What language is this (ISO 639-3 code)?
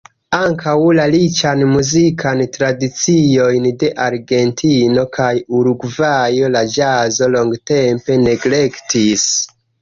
epo